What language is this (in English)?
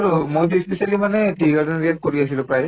Assamese